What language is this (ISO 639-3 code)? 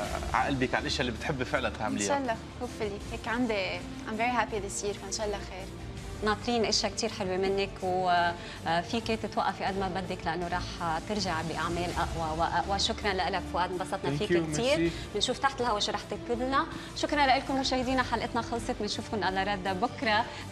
ara